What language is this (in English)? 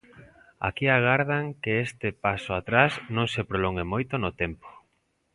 Galician